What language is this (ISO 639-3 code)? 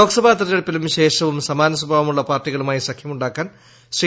mal